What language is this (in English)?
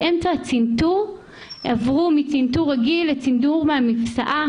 Hebrew